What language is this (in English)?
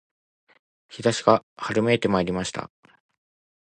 Japanese